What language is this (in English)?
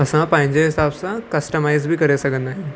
Sindhi